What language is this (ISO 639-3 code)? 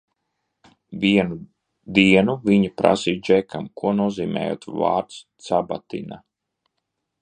lav